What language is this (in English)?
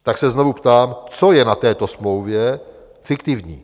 Czech